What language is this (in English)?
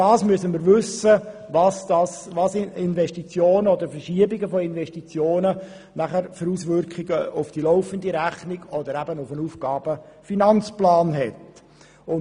Swiss German